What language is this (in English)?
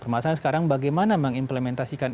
Indonesian